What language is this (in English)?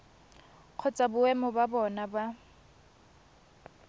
Tswana